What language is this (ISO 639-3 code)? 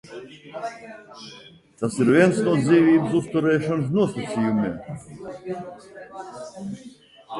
lav